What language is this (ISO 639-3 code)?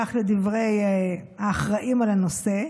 heb